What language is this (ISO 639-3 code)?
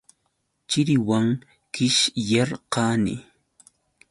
qux